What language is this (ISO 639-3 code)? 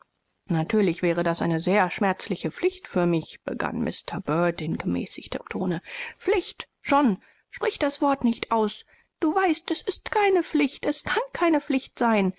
deu